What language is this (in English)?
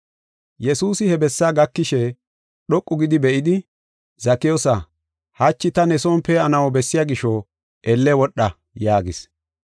Gofa